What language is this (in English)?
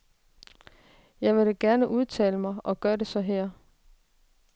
Danish